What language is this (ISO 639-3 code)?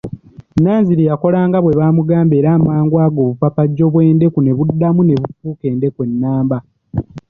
lug